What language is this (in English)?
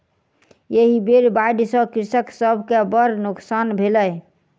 Maithili